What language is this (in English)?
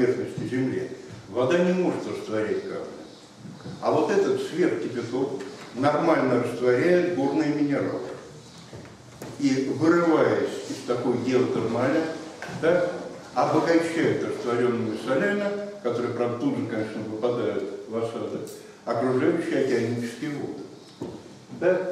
Russian